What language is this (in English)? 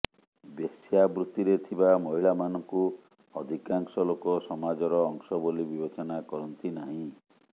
Odia